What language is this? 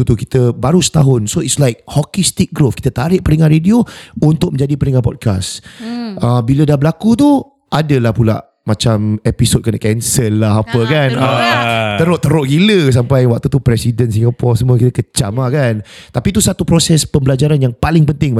Malay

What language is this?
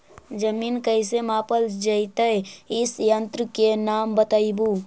Magahi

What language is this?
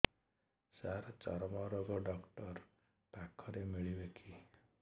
Odia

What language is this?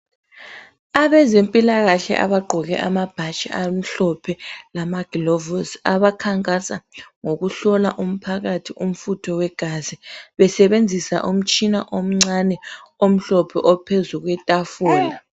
North Ndebele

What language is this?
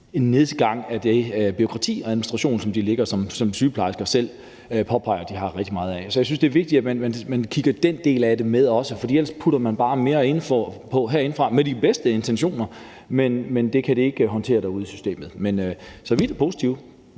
Danish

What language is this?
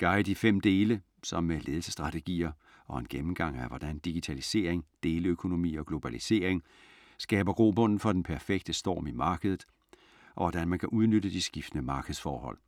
Danish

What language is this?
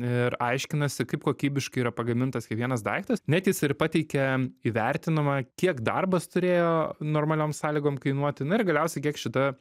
Lithuanian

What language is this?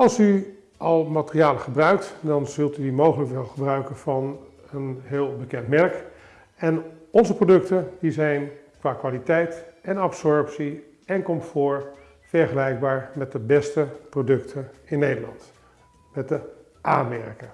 Dutch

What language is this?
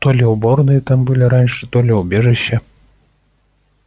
Russian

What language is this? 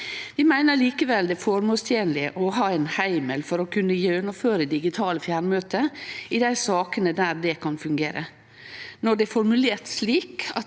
Norwegian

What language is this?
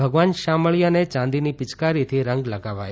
Gujarati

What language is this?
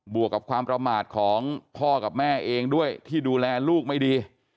Thai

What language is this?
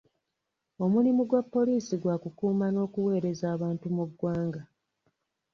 Ganda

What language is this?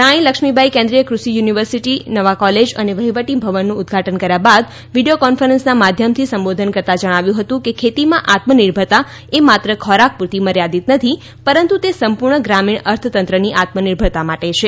Gujarati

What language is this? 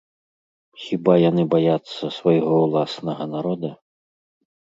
Belarusian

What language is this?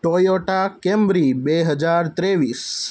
Gujarati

